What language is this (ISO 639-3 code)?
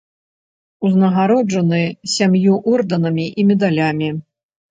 bel